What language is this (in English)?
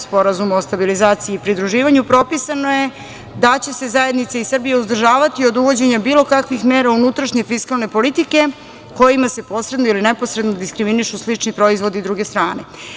Serbian